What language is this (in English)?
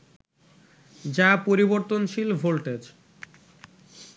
Bangla